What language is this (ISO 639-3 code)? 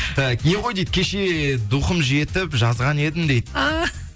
kaz